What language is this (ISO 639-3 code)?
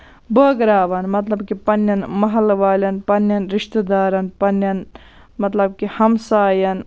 kas